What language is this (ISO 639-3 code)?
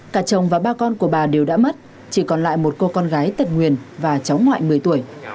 vie